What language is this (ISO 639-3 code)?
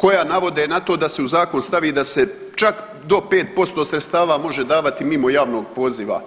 hrv